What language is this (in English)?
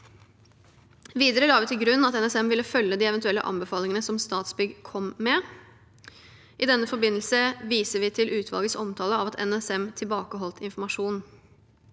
Norwegian